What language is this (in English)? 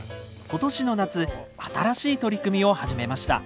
Japanese